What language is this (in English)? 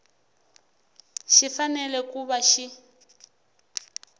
Tsonga